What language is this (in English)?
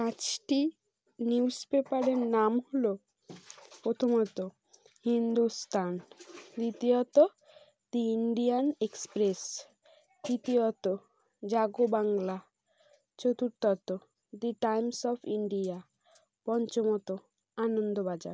Bangla